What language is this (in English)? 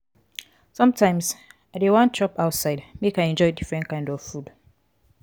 Nigerian Pidgin